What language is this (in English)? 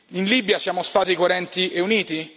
Italian